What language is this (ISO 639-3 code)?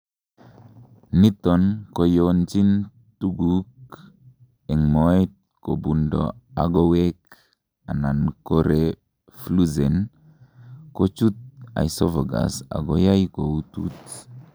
kln